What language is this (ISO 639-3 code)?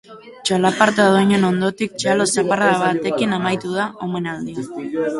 eus